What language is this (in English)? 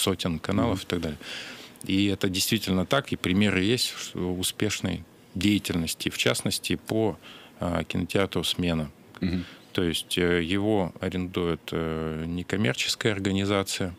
Russian